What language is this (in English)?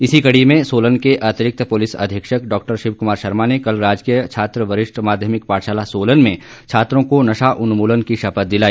Hindi